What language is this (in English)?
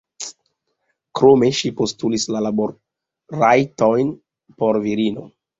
Esperanto